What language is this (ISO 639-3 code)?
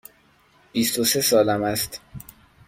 fas